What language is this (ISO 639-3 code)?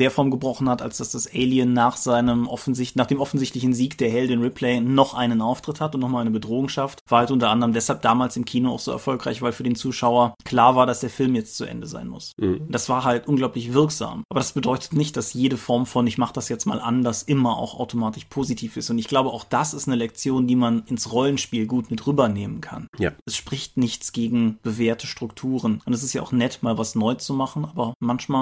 deu